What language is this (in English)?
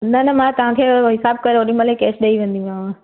Sindhi